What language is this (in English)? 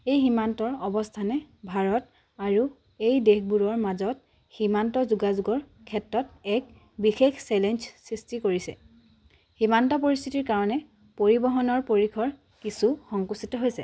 Assamese